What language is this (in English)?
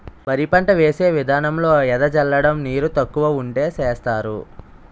Telugu